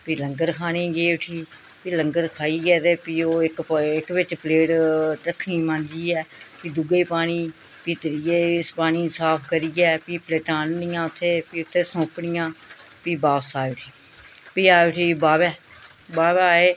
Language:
Dogri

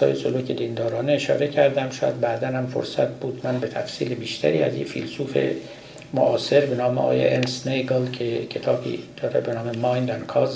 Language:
Persian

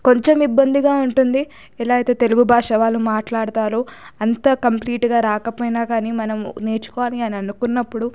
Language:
Telugu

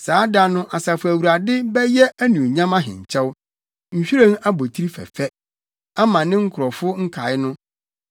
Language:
Akan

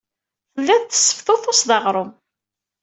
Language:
Kabyle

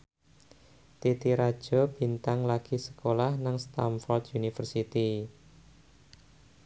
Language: Javanese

